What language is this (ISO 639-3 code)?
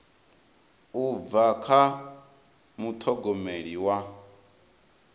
ven